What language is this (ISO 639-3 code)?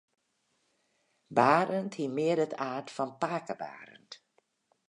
fry